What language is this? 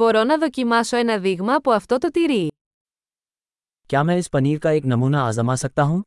Greek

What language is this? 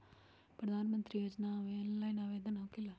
Magahi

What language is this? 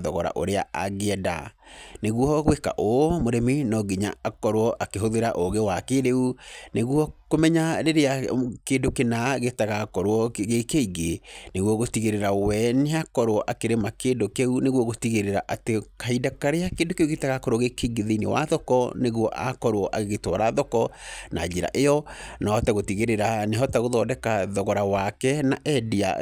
Kikuyu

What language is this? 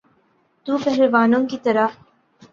Urdu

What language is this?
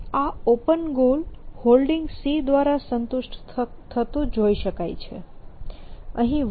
Gujarati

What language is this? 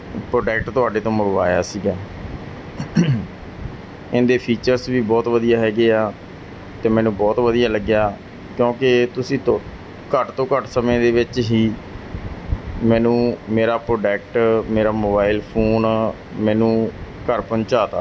Punjabi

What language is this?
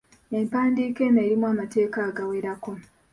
Ganda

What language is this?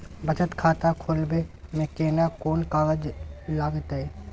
Maithili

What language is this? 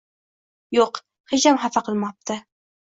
Uzbek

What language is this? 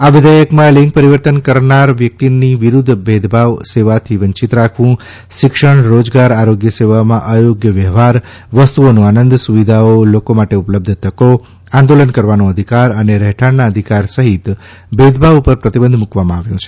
Gujarati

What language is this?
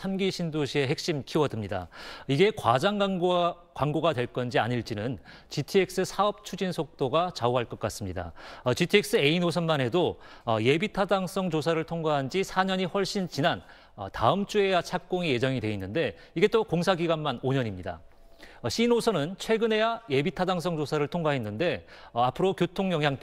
Korean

